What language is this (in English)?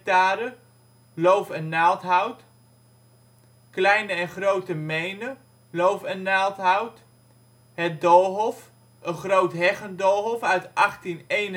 Dutch